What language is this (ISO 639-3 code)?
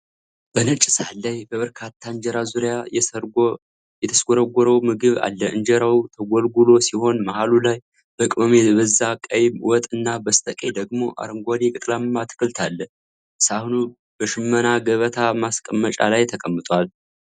amh